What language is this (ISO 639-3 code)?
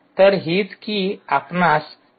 mar